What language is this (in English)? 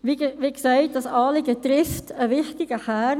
Swiss German